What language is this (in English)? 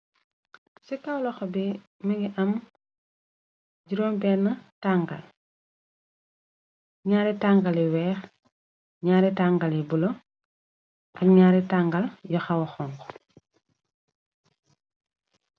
Wolof